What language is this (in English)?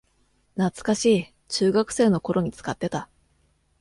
Japanese